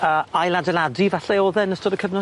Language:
Welsh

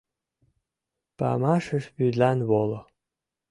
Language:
Mari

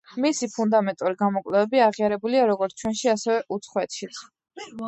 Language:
Georgian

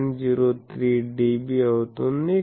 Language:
Telugu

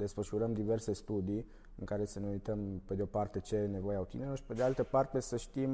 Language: Romanian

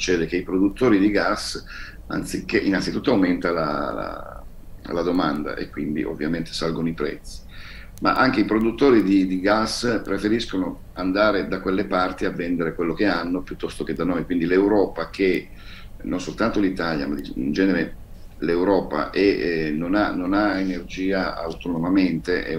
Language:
Italian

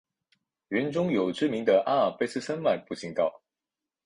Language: Chinese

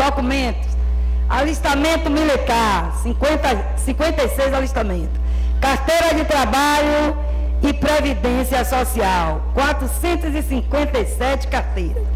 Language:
Portuguese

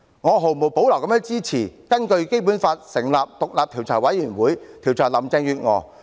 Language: Cantonese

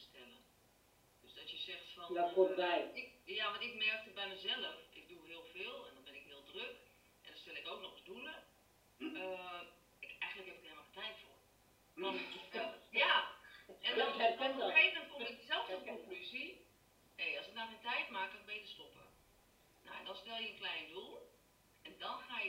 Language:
Dutch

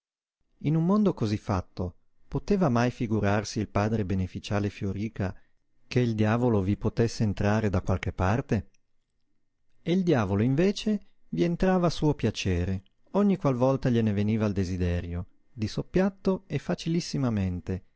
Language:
Italian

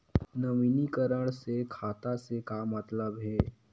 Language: Chhattisgarhi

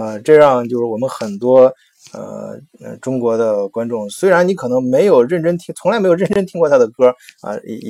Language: Chinese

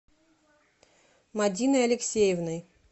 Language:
Russian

